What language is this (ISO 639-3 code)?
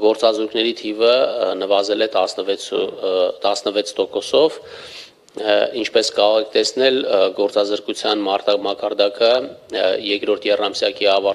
ron